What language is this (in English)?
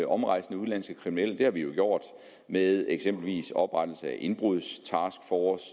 Danish